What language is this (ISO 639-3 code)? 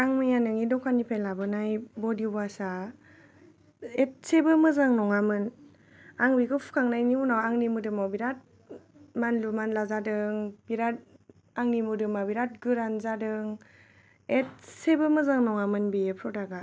brx